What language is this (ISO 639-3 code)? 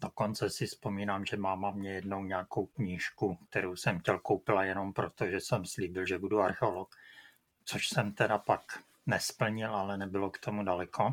ces